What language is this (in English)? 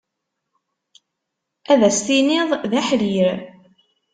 Kabyle